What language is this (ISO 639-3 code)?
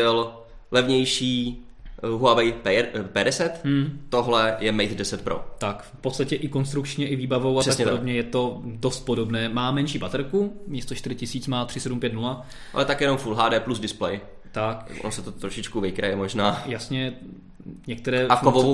ces